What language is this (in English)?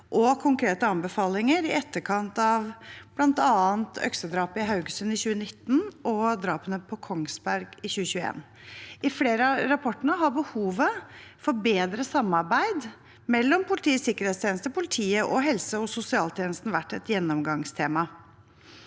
Norwegian